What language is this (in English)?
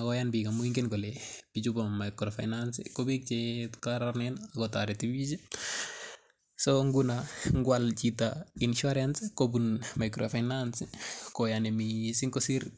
Kalenjin